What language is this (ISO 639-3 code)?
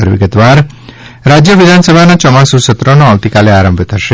guj